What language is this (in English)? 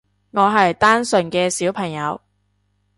Cantonese